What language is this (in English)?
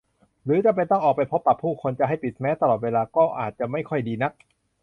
Thai